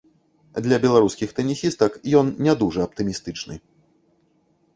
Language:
Belarusian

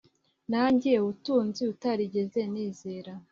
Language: Kinyarwanda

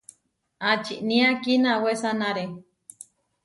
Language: Huarijio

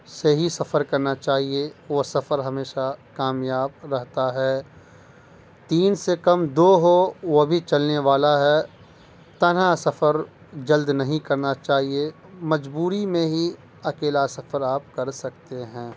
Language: Urdu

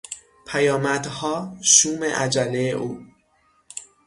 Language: Persian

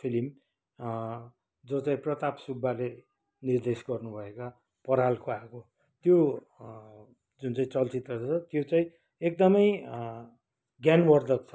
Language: Nepali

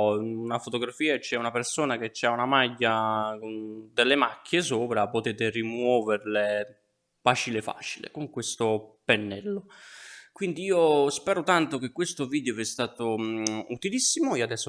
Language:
Italian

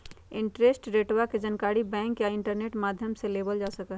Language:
Magahi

